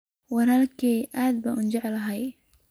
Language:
Somali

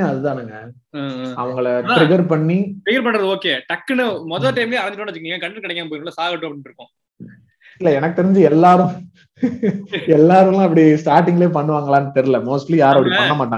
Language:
Tamil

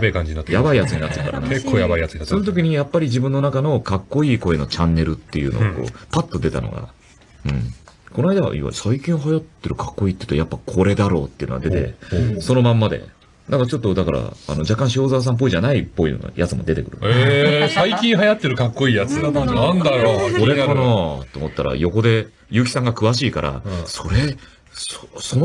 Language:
Japanese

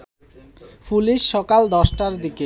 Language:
Bangla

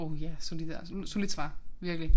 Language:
Danish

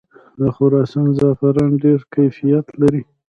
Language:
Pashto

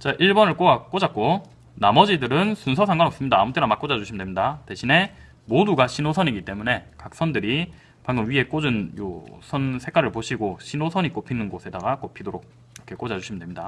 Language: Korean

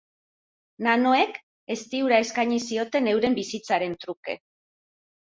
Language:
Basque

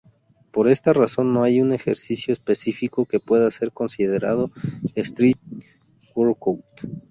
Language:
Spanish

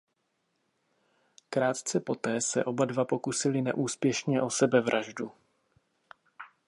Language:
Czech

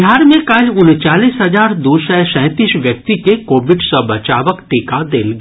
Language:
Maithili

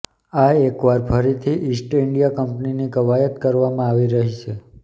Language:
Gujarati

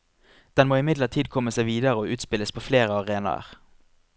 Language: Norwegian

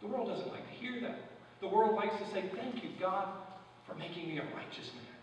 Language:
English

